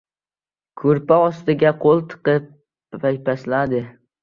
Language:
Uzbek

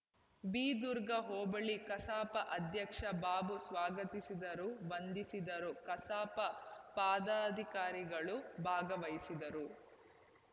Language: Kannada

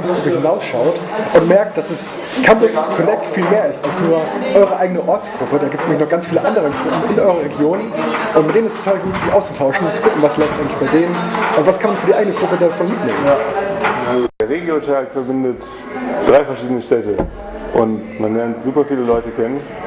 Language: German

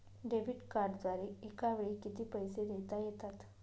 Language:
Marathi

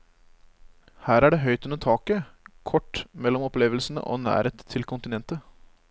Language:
Norwegian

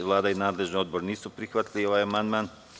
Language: Serbian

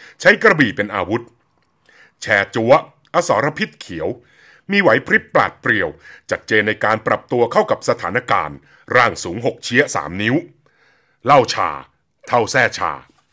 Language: Thai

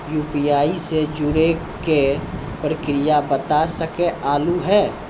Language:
Maithili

